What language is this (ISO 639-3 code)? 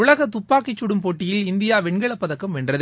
tam